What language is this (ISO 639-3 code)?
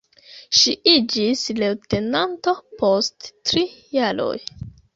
epo